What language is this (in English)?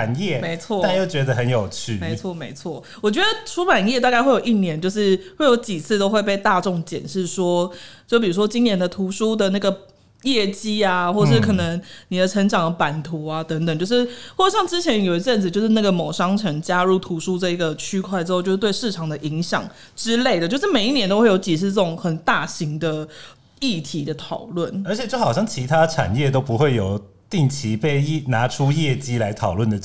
Chinese